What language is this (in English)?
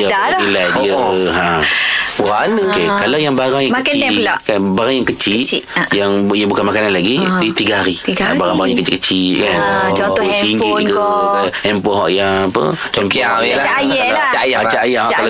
Malay